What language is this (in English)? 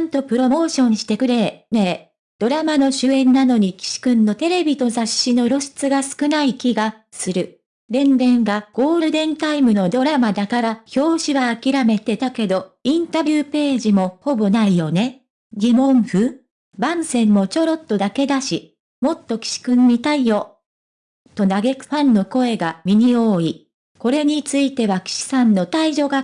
Japanese